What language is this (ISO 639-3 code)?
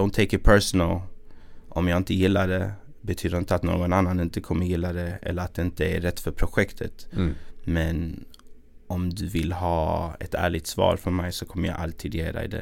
swe